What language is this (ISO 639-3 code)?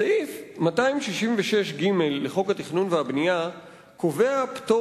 heb